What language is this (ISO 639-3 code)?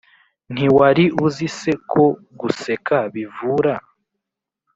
kin